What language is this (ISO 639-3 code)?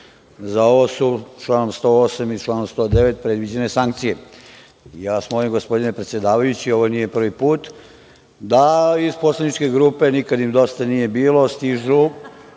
srp